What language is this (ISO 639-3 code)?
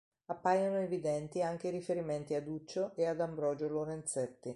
ita